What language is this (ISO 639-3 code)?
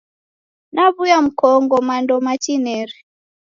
dav